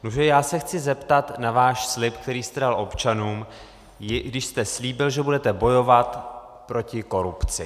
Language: Czech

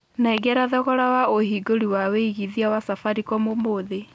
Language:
Kikuyu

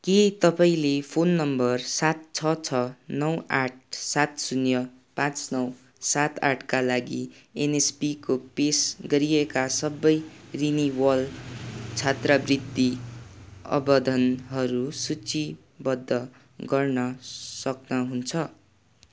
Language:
Nepali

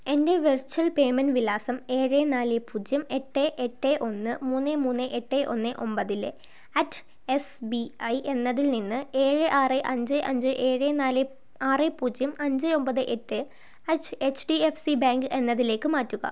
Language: Malayalam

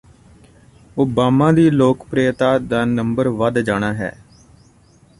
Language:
Punjabi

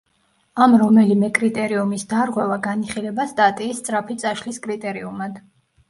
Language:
Georgian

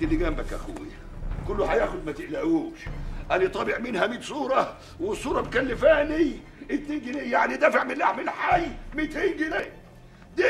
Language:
Arabic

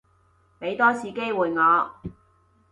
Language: Cantonese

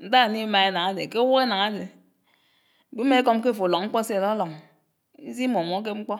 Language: Anaang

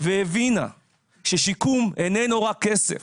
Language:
Hebrew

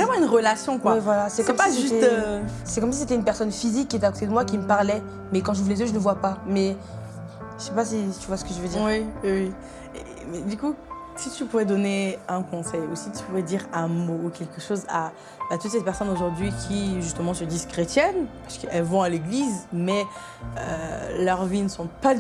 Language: French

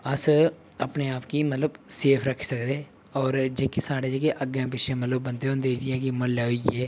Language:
Dogri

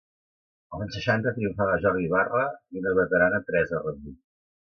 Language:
Catalan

